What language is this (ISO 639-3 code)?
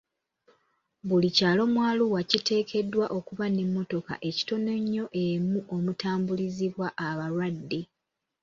lug